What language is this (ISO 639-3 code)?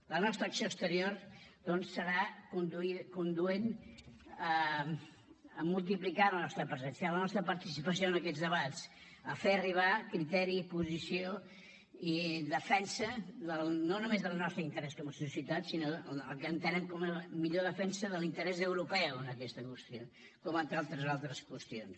cat